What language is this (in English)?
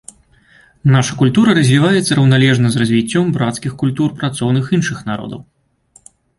Belarusian